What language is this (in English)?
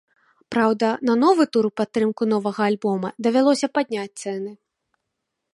Belarusian